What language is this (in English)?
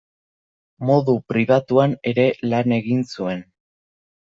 Basque